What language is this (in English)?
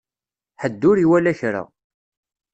Kabyle